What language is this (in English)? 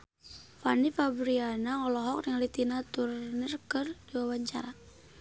Sundanese